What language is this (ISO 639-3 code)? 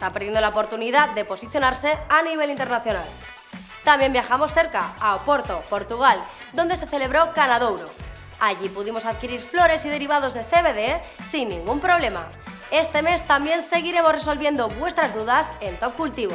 spa